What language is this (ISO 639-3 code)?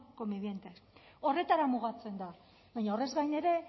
eus